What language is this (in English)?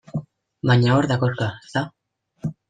Basque